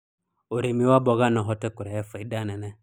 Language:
Kikuyu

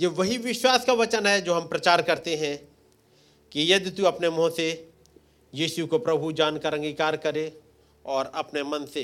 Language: Hindi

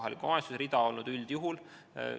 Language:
Estonian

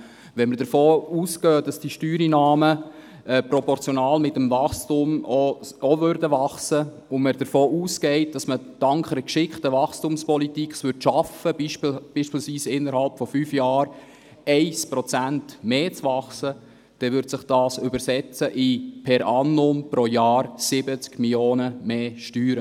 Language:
Swiss German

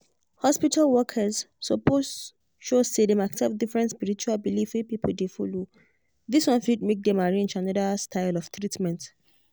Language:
Nigerian Pidgin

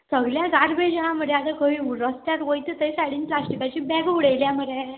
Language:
Konkani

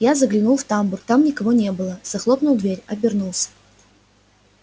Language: Russian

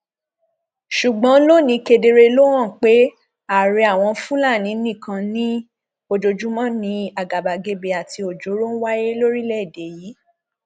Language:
Yoruba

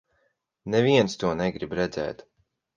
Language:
Latvian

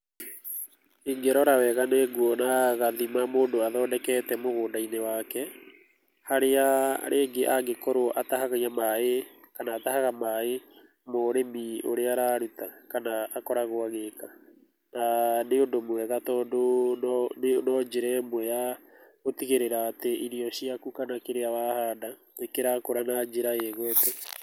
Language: Kikuyu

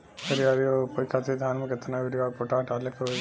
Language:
Bhojpuri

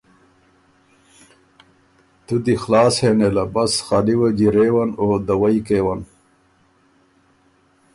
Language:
Ormuri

